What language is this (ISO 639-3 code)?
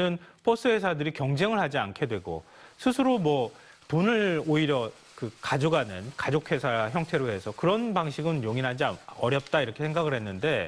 kor